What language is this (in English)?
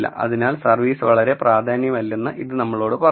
Malayalam